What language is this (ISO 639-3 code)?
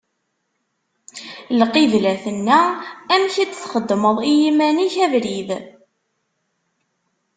kab